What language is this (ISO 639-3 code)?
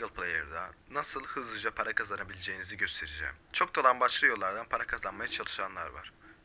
tur